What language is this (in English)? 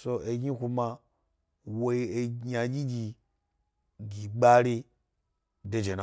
Gbari